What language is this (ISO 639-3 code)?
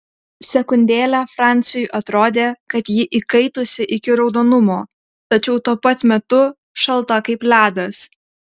lit